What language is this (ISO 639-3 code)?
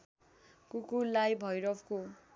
nep